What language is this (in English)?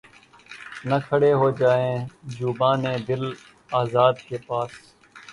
Urdu